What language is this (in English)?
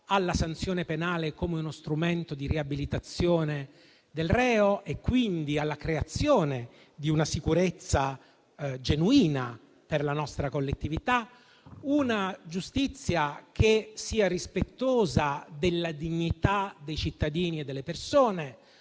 Italian